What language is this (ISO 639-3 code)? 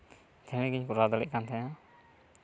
sat